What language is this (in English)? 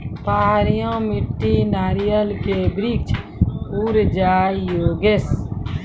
Maithili